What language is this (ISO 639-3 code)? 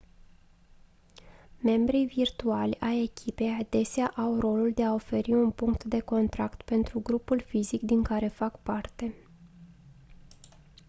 ron